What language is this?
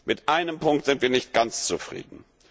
German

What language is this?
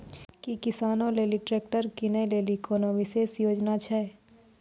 Maithili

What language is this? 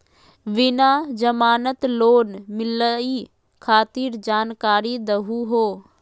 Magahi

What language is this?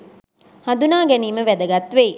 Sinhala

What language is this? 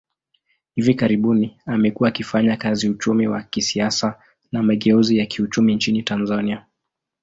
Swahili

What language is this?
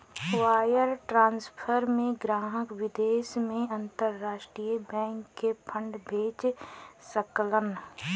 Bhojpuri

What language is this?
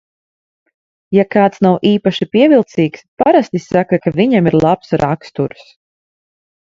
Latvian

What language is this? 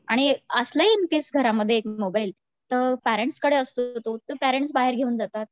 Marathi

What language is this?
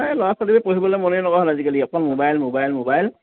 Assamese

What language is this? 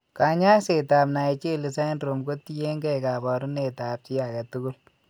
Kalenjin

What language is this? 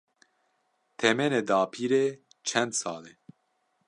Kurdish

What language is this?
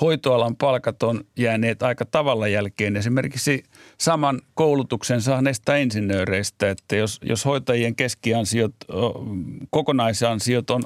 Finnish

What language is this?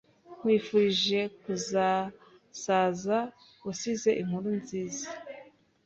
Kinyarwanda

